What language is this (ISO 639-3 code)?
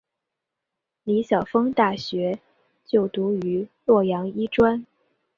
zho